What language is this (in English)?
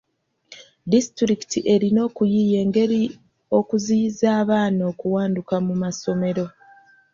Ganda